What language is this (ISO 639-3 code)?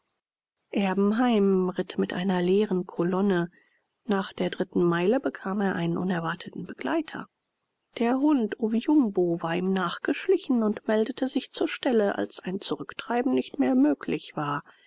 deu